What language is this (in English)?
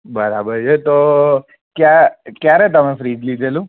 Gujarati